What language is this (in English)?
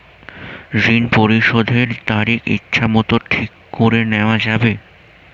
Bangla